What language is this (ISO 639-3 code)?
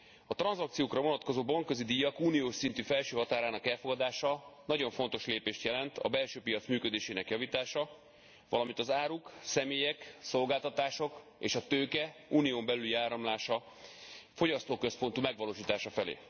hun